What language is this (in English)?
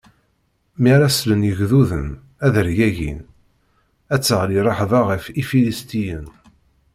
Kabyle